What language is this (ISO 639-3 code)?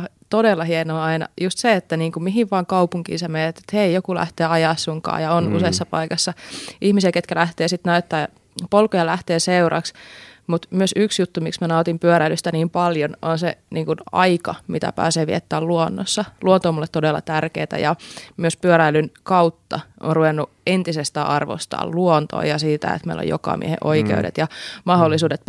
fin